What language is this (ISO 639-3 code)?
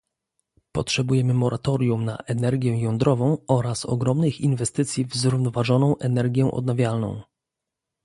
pol